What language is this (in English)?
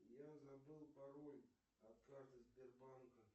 Russian